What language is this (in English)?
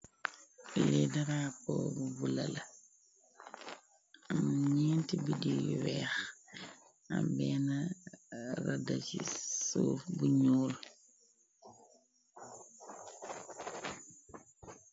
Wolof